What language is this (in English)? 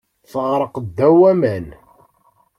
Kabyle